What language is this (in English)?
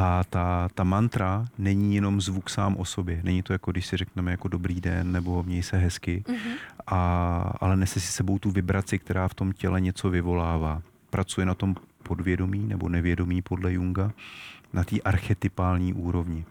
Czech